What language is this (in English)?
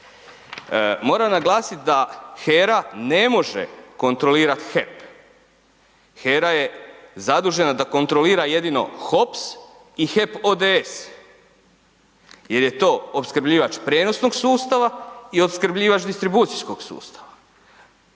Croatian